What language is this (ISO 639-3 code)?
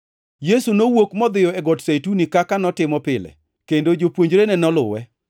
luo